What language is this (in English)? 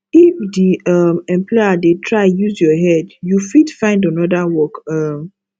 Nigerian Pidgin